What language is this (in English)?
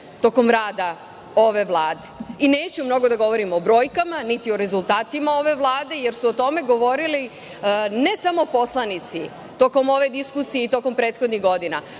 Serbian